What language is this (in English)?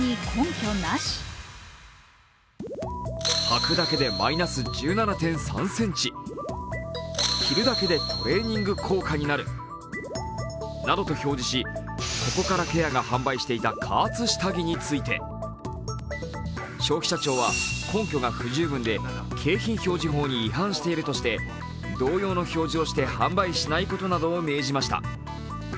Japanese